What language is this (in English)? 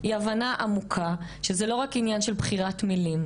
Hebrew